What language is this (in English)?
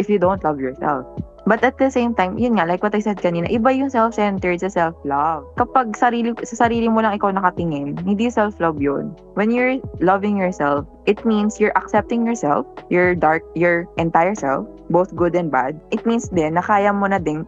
Filipino